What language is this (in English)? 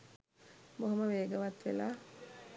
Sinhala